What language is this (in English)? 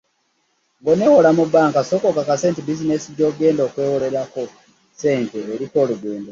Ganda